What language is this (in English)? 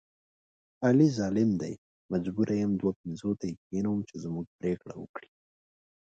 Pashto